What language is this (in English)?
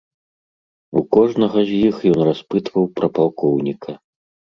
Belarusian